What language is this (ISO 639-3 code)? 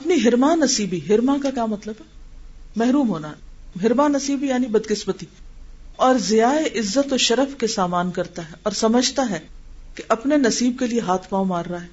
urd